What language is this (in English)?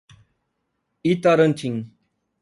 Portuguese